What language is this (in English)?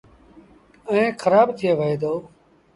Sindhi Bhil